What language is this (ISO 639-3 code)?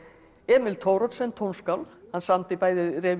isl